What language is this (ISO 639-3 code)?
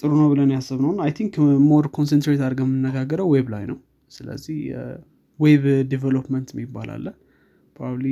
amh